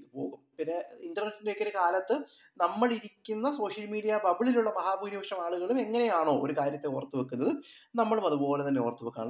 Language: Malayalam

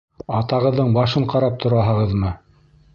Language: Bashkir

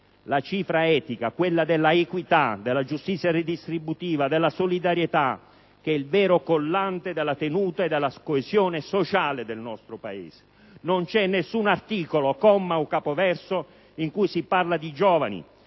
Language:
Italian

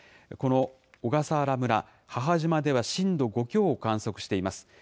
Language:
Japanese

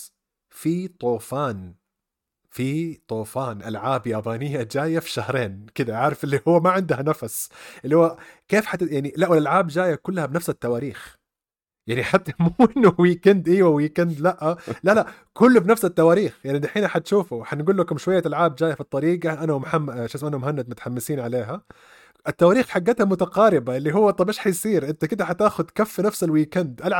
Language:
Arabic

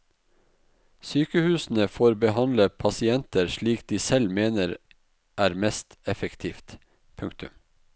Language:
Norwegian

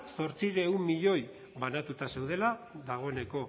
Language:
Basque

